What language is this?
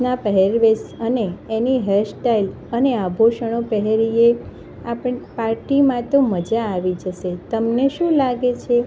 Gujarati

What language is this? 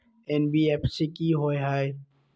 Magahi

